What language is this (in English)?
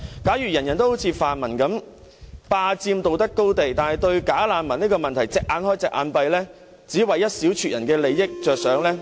Cantonese